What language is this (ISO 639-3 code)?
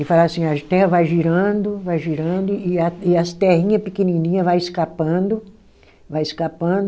por